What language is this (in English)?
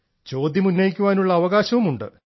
Malayalam